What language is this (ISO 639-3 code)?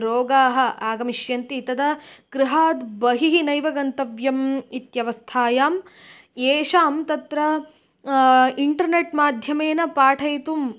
san